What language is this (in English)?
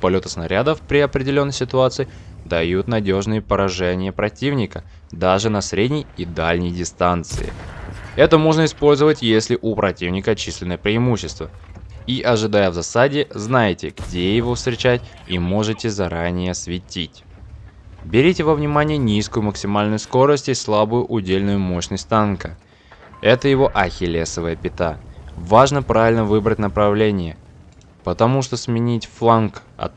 Russian